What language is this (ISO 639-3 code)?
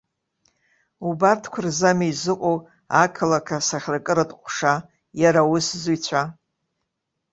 abk